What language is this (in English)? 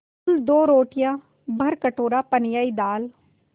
Hindi